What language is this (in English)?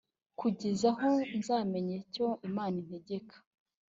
Kinyarwanda